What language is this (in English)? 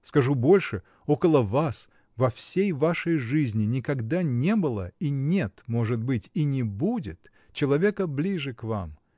Russian